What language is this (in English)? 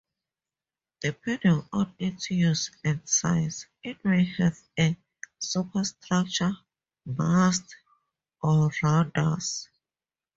English